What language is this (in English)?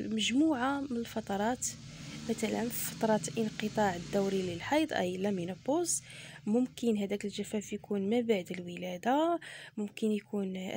Arabic